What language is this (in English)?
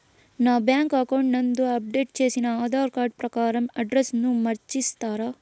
Telugu